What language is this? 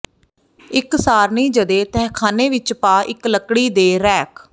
Punjabi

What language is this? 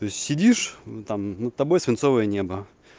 Russian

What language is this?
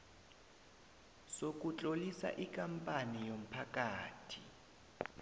South Ndebele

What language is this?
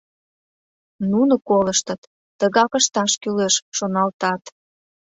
Mari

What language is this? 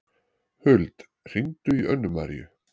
Icelandic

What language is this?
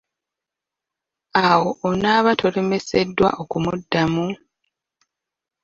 Ganda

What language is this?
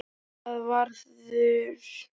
Icelandic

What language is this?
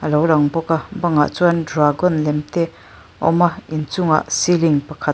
Mizo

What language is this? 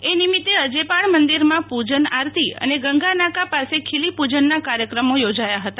Gujarati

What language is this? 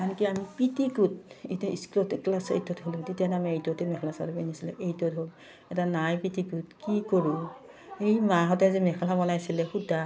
Assamese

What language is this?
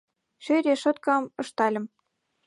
Mari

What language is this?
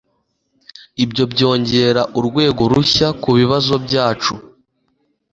Kinyarwanda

